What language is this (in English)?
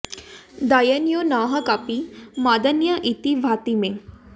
Sanskrit